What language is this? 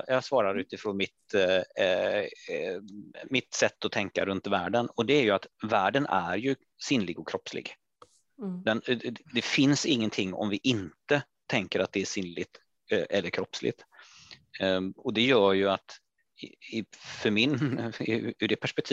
Swedish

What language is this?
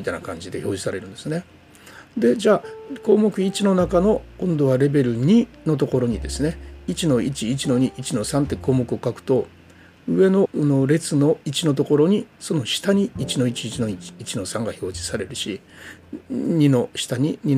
Japanese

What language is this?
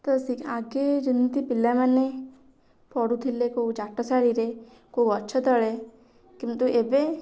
Odia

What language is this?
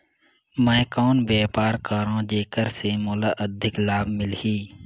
Chhattisgarhi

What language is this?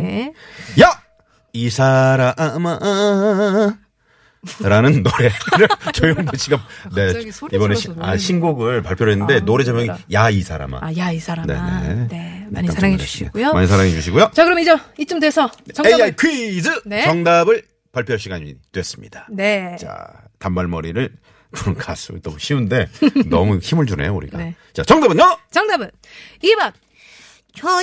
Korean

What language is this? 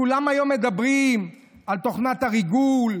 Hebrew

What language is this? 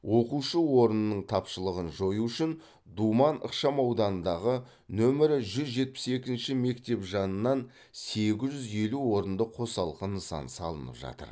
Kazakh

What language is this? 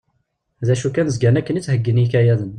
Kabyle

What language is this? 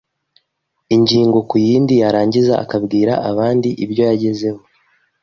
Kinyarwanda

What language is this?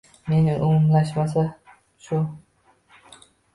Uzbek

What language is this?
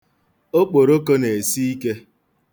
Igbo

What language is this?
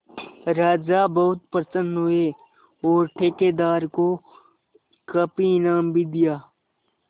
Hindi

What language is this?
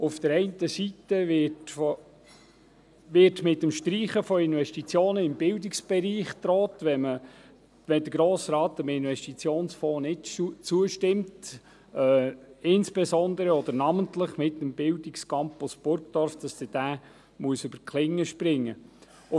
Swiss German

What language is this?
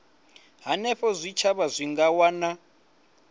Venda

